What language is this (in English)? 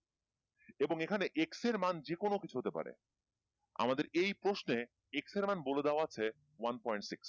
Bangla